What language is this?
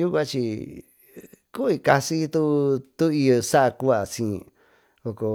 Tututepec Mixtec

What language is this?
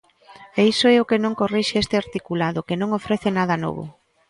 Galician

